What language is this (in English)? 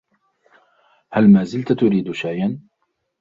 Arabic